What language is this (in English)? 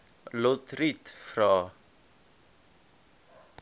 Afrikaans